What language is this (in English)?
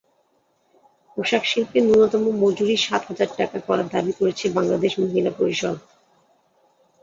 Bangla